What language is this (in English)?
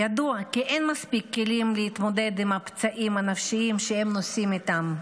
Hebrew